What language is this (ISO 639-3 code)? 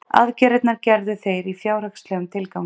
isl